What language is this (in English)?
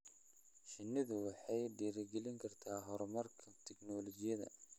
Somali